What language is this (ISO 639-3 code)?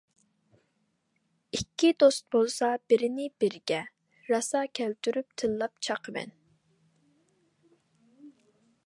uig